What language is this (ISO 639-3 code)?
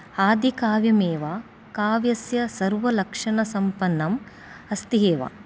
san